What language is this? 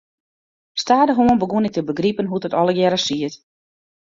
Western Frisian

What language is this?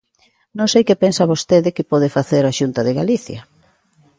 Galician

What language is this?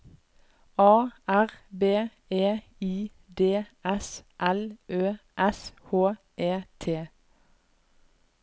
Norwegian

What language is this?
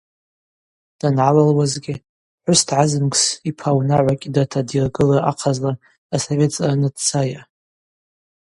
Abaza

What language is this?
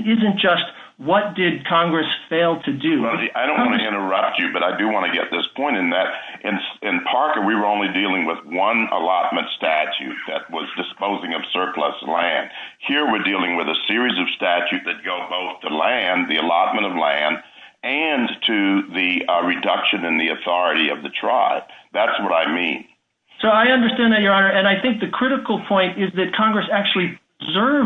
English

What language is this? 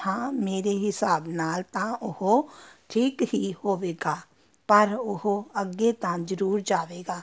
Punjabi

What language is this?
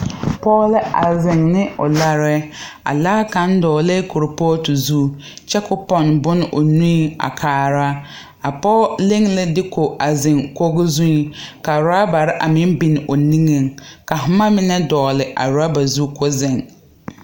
Southern Dagaare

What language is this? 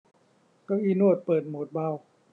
Thai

